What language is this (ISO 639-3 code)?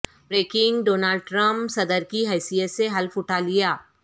urd